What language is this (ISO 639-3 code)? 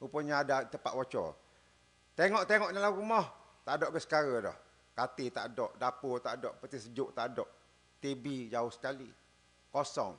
msa